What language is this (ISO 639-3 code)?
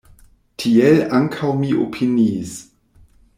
epo